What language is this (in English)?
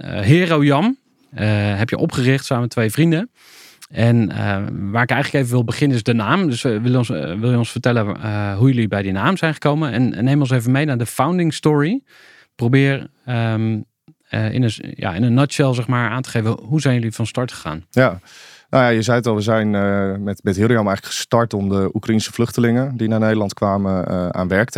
Dutch